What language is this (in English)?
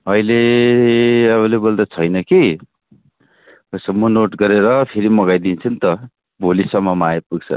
Nepali